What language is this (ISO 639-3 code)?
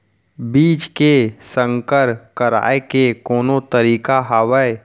hne